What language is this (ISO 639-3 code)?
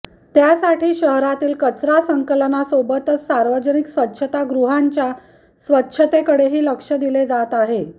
mar